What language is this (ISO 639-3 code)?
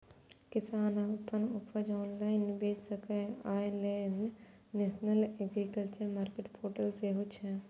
mai